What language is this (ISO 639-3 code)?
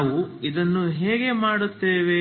kan